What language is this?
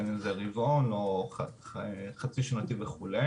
Hebrew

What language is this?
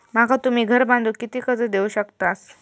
Marathi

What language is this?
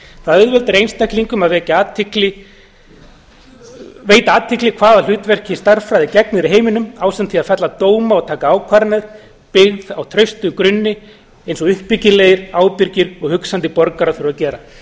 Icelandic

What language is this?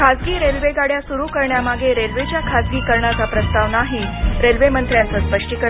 Marathi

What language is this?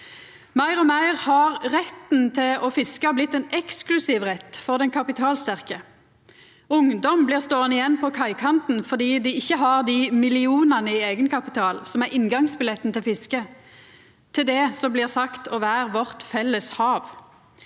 Norwegian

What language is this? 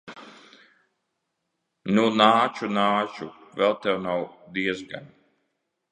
Latvian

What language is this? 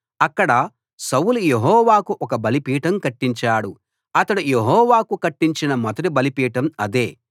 Telugu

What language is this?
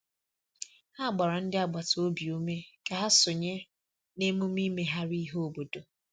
Igbo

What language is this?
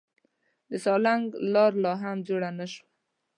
Pashto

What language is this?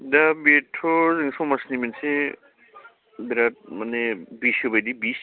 Bodo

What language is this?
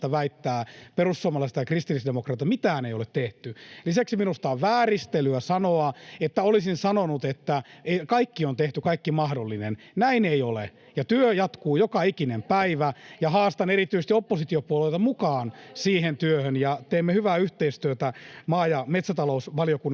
Finnish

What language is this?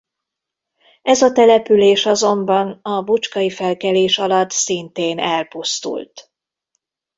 Hungarian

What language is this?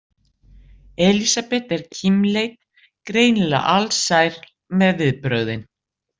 Icelandic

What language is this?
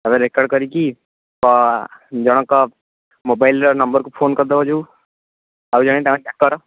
Odia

